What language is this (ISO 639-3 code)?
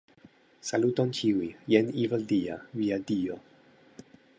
epo